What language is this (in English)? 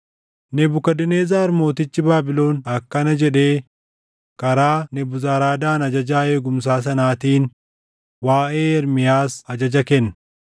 Oromo